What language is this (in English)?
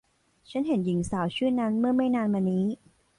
Thai